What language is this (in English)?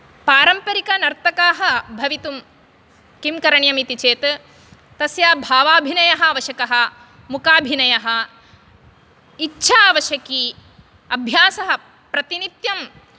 Sanskrit